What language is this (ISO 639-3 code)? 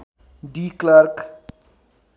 nep